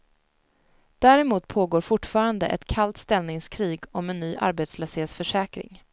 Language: Swedish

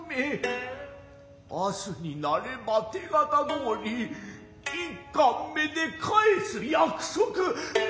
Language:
Japanese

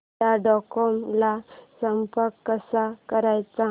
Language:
Marathi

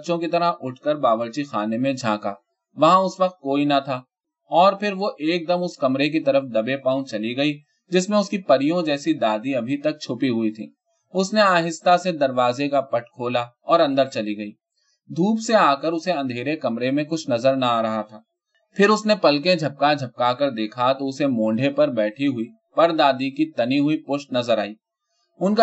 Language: Urdu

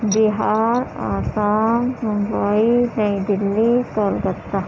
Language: Urdu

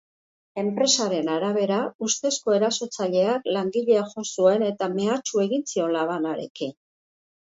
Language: Basque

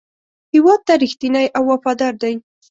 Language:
Pashto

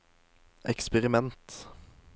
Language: Norwegian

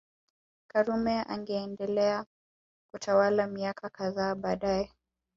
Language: Swahili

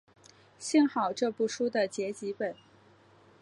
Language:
Chinese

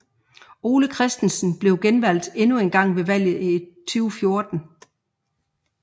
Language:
Danish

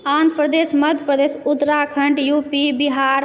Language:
Maithili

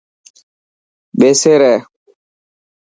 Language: Dhatki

